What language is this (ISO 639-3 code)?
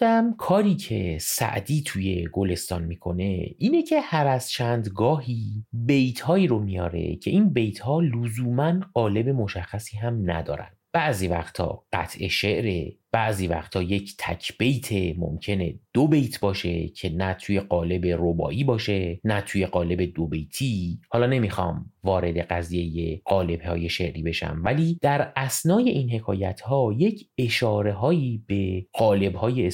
fas